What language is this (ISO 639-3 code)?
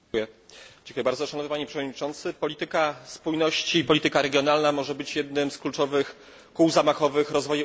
pol